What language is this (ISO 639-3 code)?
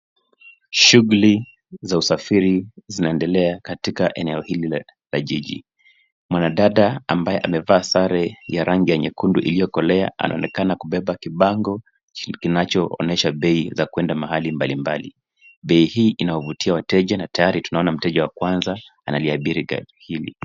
swa